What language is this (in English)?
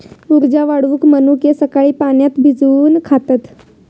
Marathi